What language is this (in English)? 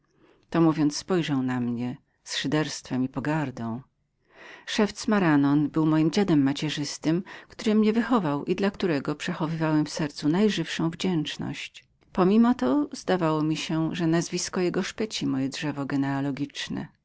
Polish